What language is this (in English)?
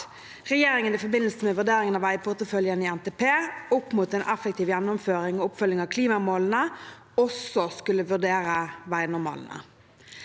Norwegian